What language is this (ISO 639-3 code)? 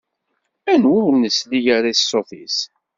kab